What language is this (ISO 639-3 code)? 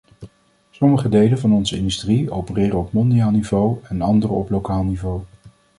nld